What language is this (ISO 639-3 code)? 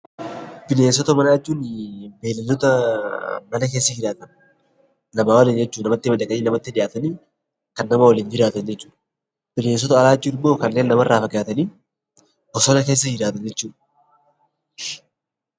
orm